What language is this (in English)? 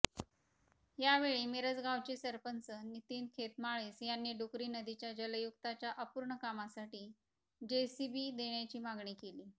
Marathi